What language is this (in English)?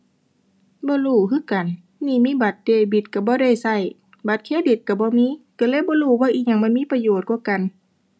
Thai